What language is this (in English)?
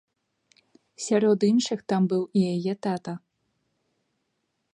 Belarusian